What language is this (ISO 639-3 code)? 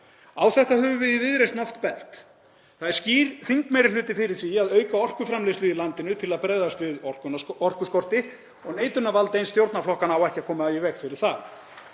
isl